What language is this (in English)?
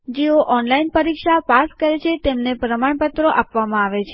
Gujarati